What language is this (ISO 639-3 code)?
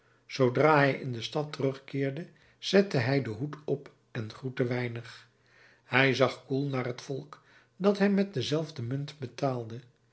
nld